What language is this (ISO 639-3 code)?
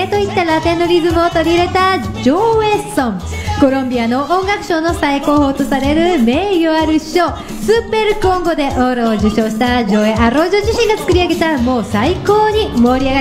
jpn